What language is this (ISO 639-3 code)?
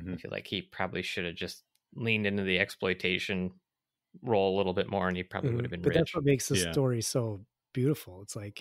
eng